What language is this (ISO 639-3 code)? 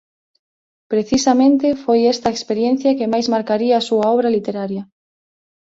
glg